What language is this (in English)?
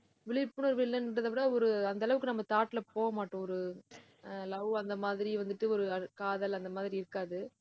Tamil